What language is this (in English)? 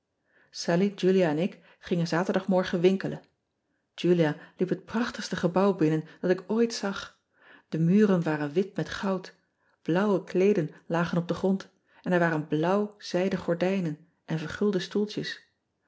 Dutch